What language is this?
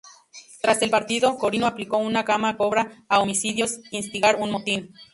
Spanish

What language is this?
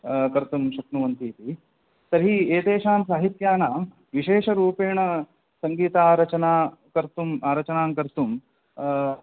Sanskrit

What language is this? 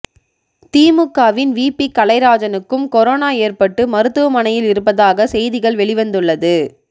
Tamil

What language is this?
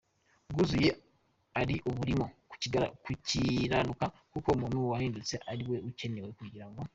Kinyarwanda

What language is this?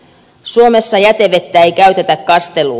Finnish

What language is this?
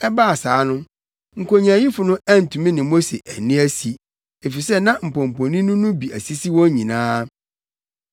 Akan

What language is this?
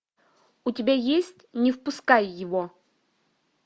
Russian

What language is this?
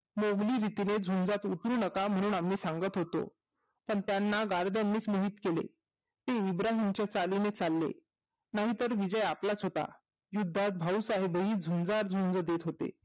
Marathi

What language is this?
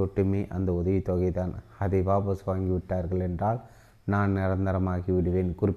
Tamil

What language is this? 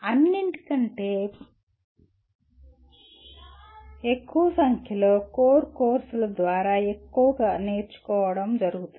Telugu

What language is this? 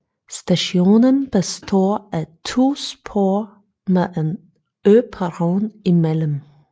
Danish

